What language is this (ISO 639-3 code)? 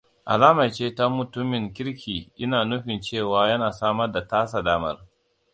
hau